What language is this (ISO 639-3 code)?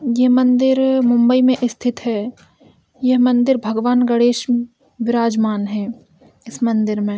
hin